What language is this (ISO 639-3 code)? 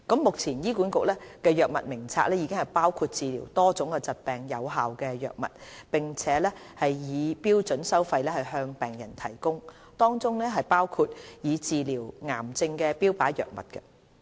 yue